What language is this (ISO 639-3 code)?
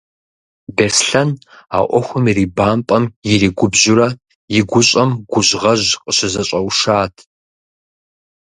kbd